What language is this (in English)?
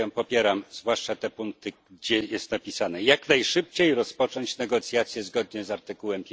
Polish